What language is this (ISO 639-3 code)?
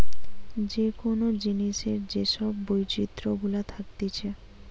ben